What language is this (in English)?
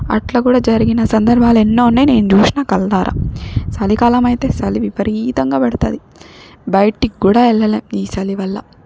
Telugu